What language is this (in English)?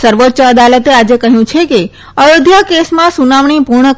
Gujarati